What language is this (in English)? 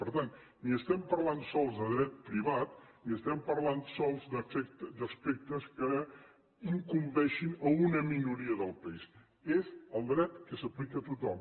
Catalan